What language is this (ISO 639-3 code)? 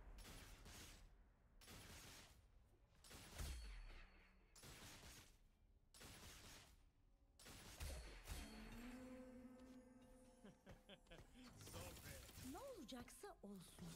tur